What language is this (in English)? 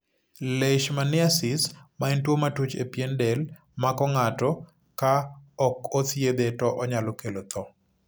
Luo (Kenya and Tanzania)